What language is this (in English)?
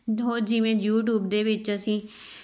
Punjabi